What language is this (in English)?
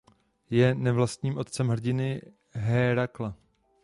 Czech